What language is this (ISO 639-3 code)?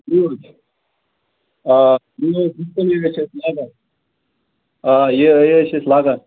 kas